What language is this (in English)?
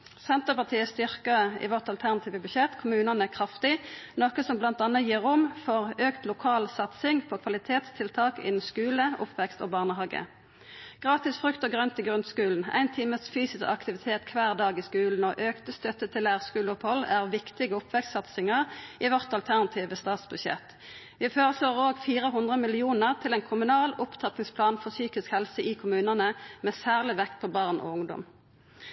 Norwegian Nynorsk